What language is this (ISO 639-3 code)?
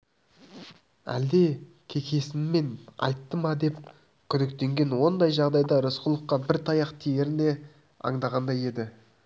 kaz